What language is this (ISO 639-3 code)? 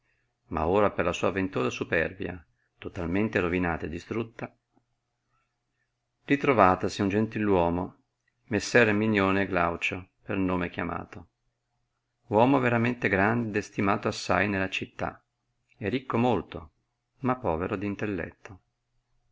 ita